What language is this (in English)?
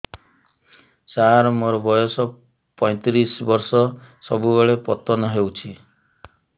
Odia